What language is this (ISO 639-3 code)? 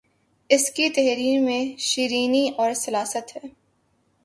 urd